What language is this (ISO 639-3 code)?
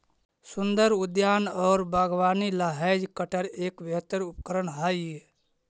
mag